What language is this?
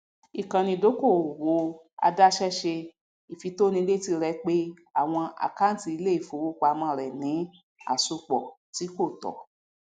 Yoruba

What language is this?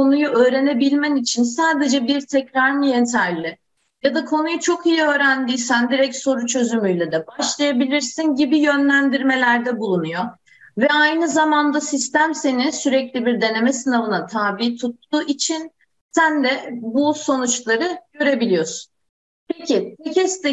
Turkish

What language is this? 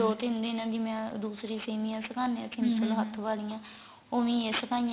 Punjabi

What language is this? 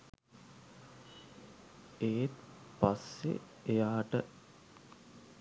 Sinhala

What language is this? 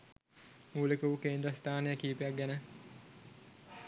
Sinhala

